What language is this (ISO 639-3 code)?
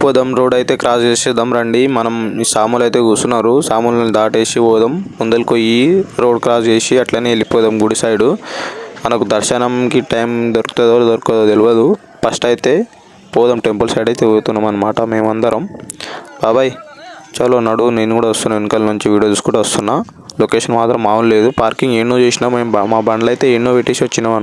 tel